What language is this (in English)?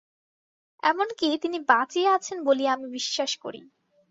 Bangla